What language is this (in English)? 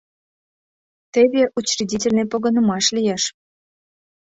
Mari